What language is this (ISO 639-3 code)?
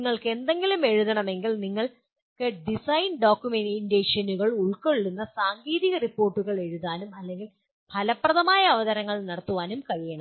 mal